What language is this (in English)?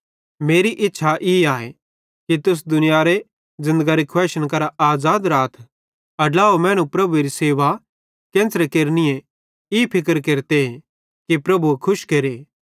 Bhadrawahi